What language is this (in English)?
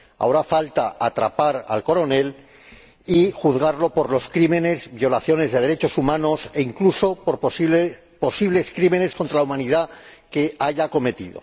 Spanish